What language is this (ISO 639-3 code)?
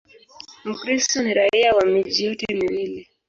swa